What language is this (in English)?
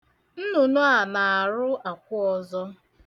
Igbo